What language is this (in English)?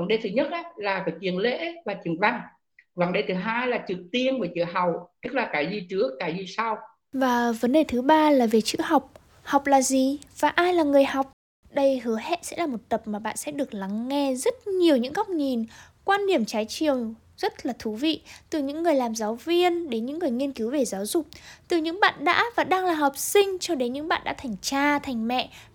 Vietnamese